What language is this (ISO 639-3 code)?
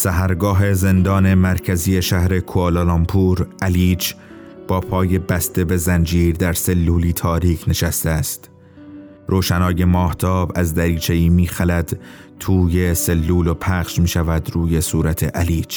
fas